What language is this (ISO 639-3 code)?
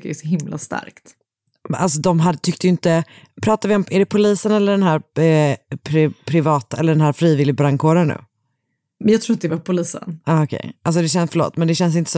swe